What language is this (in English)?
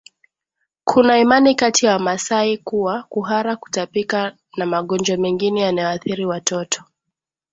Swahili